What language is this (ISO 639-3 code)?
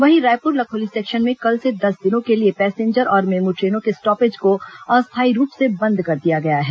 hin